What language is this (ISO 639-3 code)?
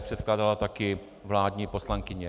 ces